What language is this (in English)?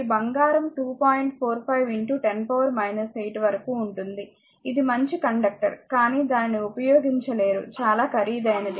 Telugu